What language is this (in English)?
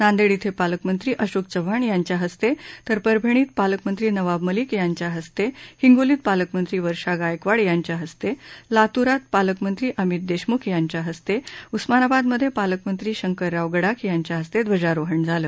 Marathi